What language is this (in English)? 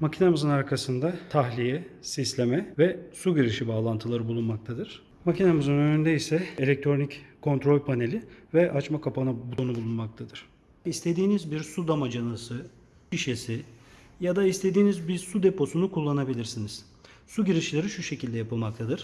Turkish